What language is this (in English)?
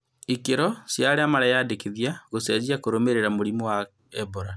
Kikuyu